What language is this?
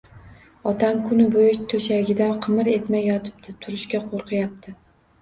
Uzbek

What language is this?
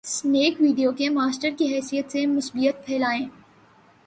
Urdu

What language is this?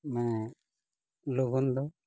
Santali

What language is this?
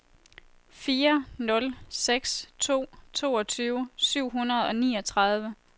Danish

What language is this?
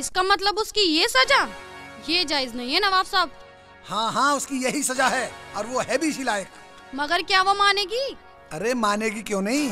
Hindi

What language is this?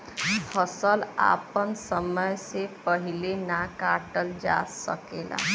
Bhojpuri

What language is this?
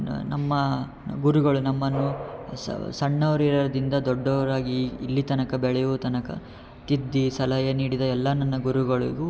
Kannada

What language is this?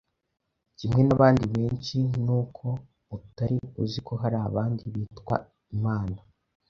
Kinyarwanda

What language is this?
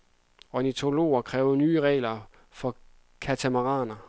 Danish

